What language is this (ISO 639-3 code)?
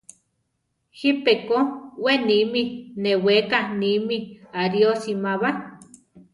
tar